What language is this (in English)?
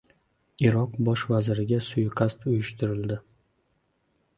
Uzbek